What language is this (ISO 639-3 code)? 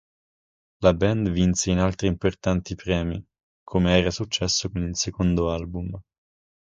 ita